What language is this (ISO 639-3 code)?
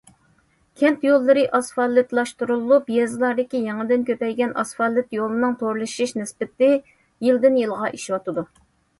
uig